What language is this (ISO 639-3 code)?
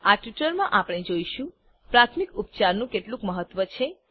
guj